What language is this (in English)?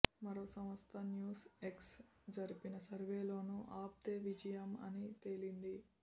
Telugu